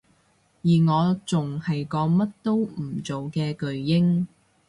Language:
Cantonese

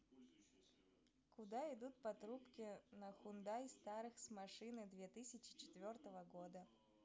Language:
Russian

